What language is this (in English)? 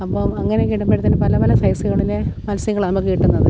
Malayalam